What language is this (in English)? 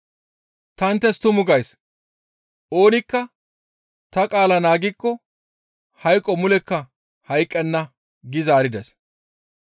Gamo